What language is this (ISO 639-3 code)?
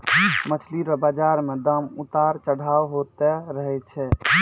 mai